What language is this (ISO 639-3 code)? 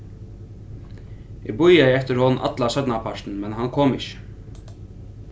fao